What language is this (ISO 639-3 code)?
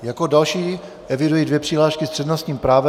ces